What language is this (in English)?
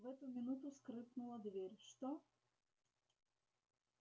Russian